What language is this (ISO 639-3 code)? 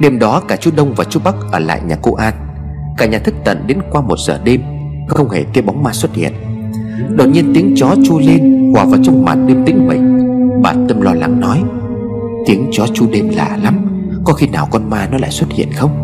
vie